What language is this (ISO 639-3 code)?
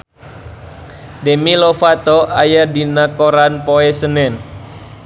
sun